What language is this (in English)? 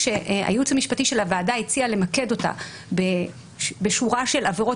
Hebrew